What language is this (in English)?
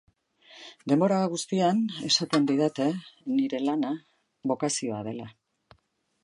Basque